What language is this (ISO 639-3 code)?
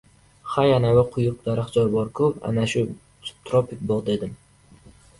uzb